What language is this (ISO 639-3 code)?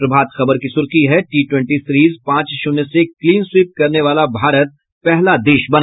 hin